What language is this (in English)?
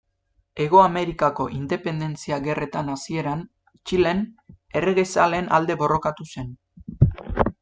Basque